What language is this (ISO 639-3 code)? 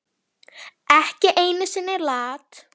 isl